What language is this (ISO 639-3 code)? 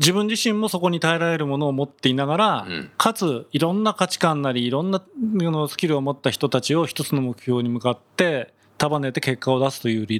jpn